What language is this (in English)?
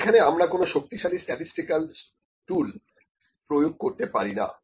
Bangla